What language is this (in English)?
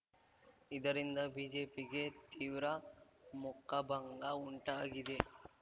Kannada